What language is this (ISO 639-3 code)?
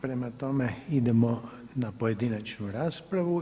hrv